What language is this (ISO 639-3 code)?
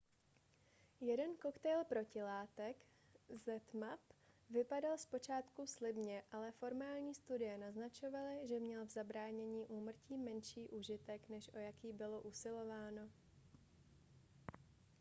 ces